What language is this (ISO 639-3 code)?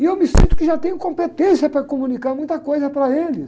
por